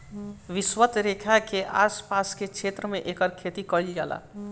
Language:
Bhojpuri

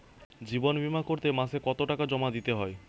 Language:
Bangla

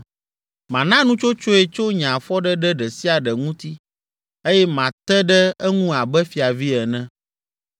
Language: Ewe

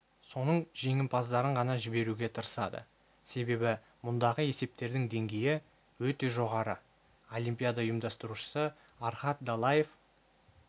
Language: Kazakh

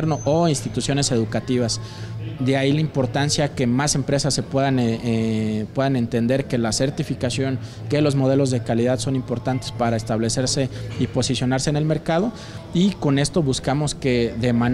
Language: Spanish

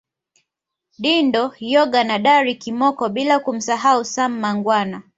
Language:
Swahili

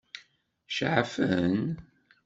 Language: Kabyle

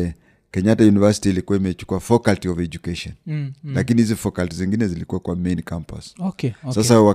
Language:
Swahili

